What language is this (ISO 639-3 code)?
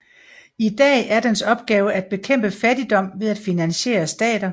dan